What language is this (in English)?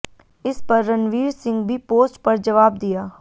Hindi